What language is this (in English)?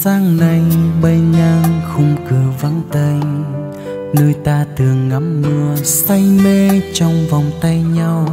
Vietnamese